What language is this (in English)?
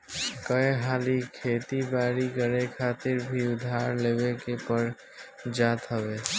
Bhojpuri